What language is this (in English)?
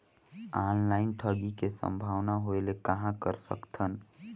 Chhattisgarhi